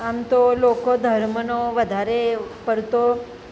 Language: Gujarati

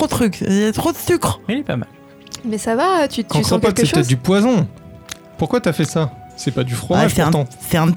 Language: French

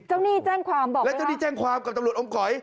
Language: Thai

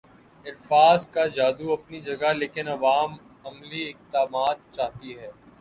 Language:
Urdu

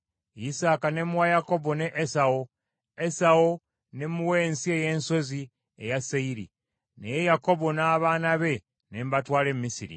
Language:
Ganda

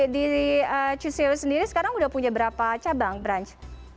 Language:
Indonesian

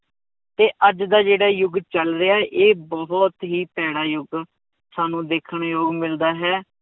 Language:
Punjabi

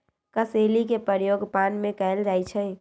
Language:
Magahi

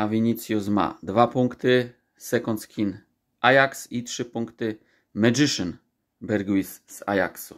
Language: Polish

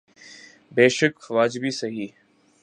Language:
Urdu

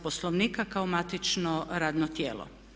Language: Croatian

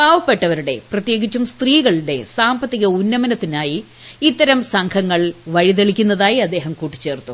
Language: Malayalam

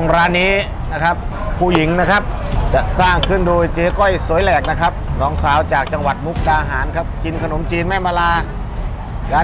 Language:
Thai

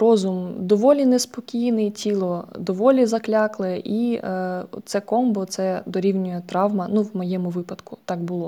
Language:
Ukrainian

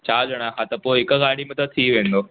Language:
Sindhi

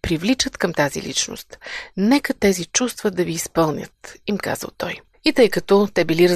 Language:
Bulgarian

